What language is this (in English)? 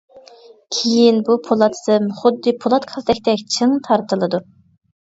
Uyghur